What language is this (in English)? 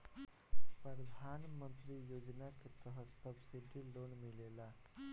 Bhojpuri